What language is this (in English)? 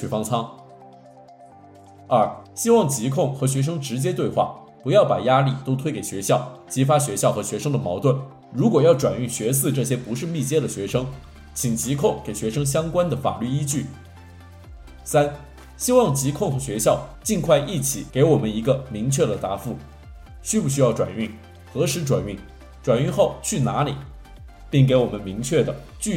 Chinese